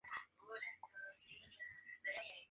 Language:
Spanish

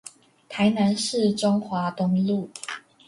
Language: Chinese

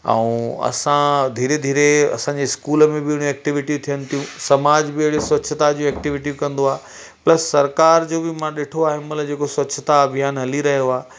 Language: Sindhi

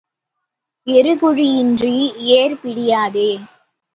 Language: Tamil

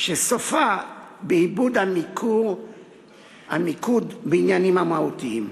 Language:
Hebrew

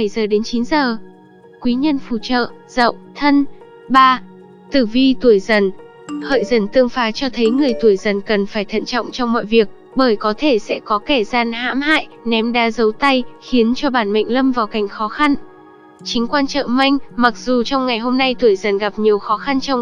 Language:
Vietnamese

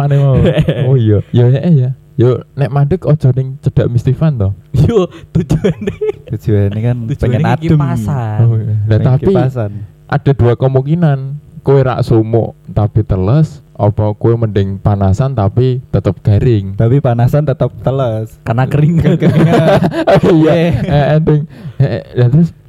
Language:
Indonesian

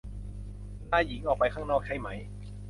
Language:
Thai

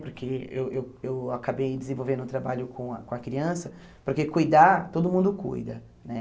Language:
Portuguese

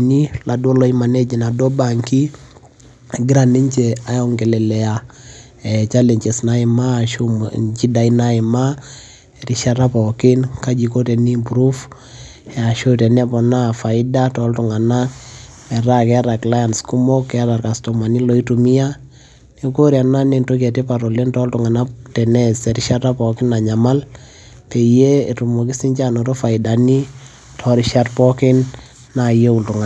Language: Masai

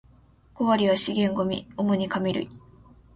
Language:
Japanese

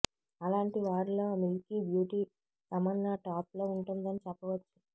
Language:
Telugu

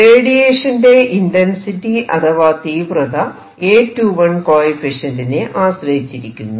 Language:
Malayalam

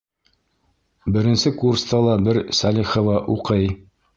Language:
Bashkir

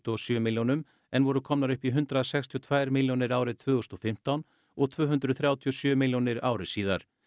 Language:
Icelandic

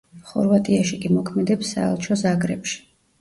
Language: Georgian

